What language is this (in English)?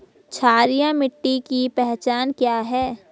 Hindi